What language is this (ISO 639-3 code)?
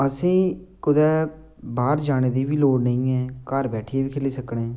doi